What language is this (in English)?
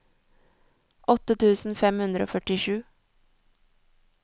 Norwegian